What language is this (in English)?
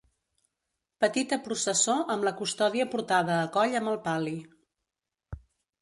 Catalan